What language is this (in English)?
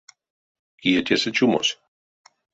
Erzya